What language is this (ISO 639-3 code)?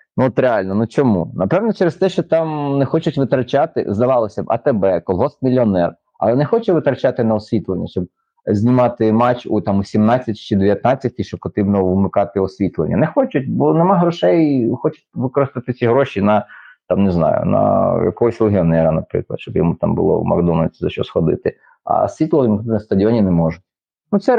ukr